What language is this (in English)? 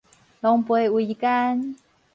Min Nan Chinese